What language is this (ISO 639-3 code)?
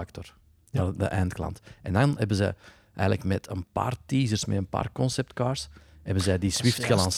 nld